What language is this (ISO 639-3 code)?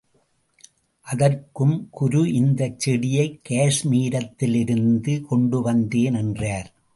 tam